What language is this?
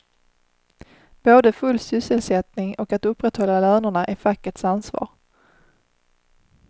Swedish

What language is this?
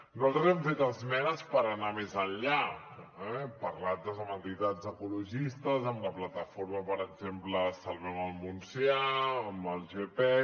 Catalan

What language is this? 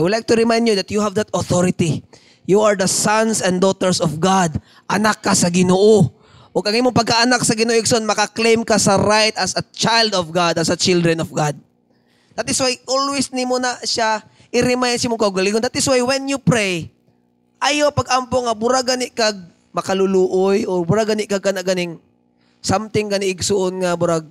Filipino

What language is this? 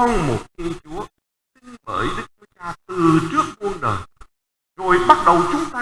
Vietnamese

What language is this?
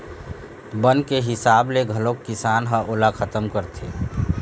Chhattisgarhi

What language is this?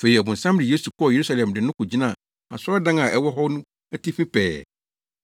Akan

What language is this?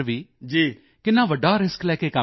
Punjabi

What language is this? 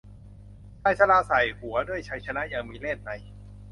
Thai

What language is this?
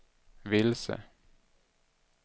Swedish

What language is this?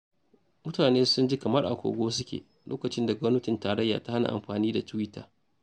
Hausa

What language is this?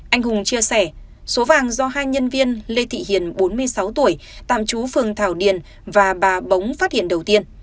Vietnamese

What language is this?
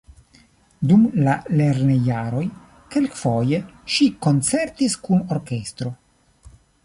Esperanto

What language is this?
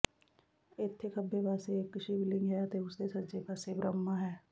Punjabi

